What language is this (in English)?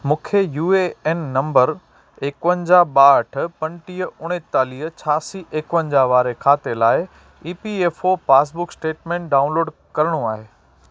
Sindhi